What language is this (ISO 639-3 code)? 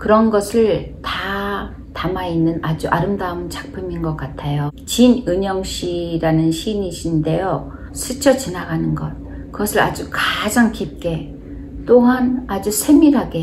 kor